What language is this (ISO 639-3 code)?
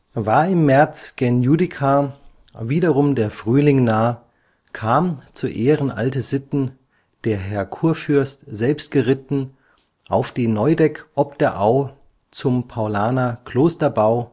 deu